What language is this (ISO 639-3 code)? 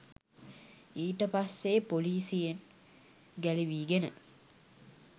sin